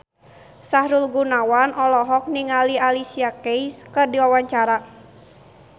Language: Sundanese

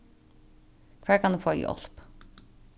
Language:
Faroese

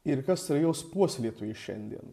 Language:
Lithuanian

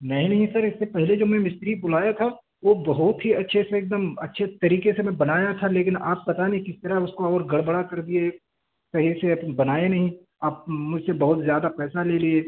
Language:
Urdu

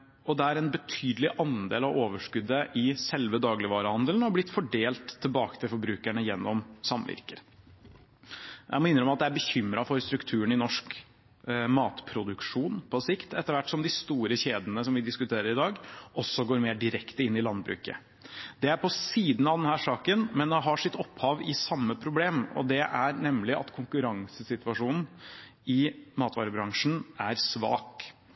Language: Norwegian Bokmål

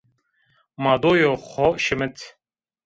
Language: Zaza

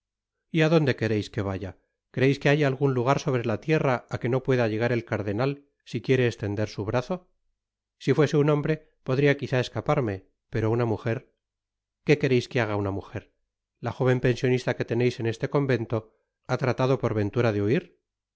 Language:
Spanish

